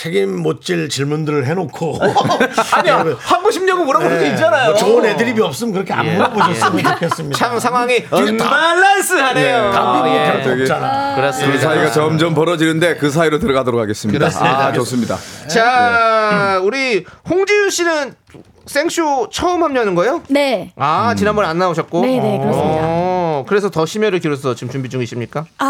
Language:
Korean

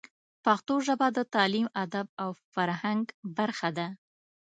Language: Pashto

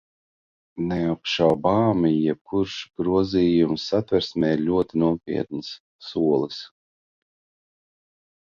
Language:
Latvian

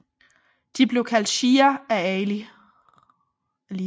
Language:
Danish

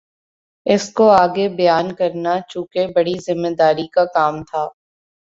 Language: Urdu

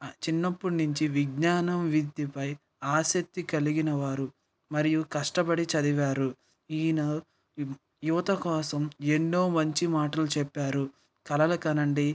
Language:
Telugu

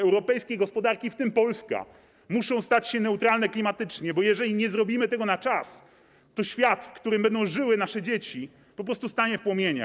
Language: Polish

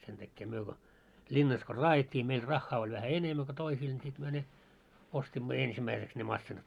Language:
Finnish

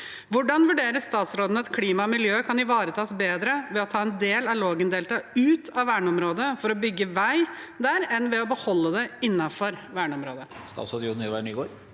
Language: Norwegian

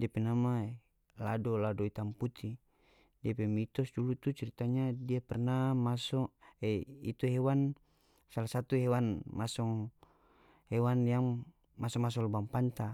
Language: North Moluccan Malay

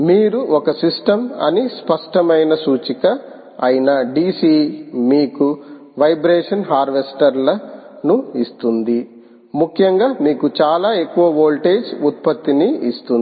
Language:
Telugu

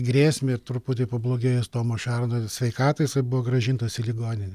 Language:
Lithuanian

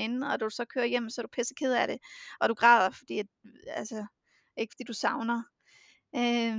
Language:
Danish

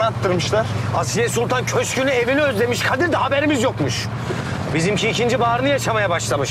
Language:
Turkish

